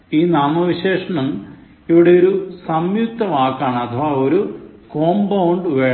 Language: Malayalam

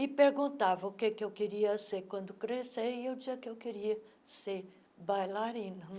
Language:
Portuguese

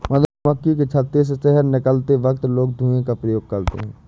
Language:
Hindi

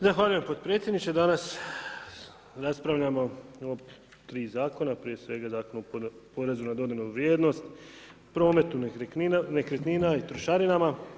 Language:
Croatian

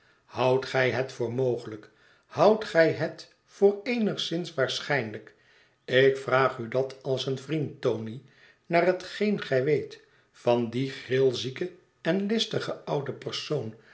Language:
Dutch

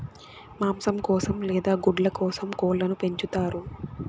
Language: Telugu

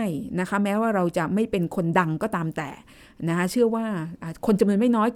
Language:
Thai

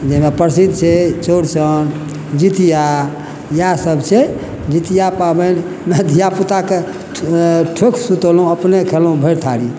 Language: Maithili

